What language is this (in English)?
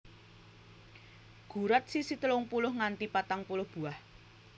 Javanese